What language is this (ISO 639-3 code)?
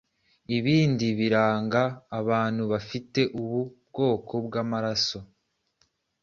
kin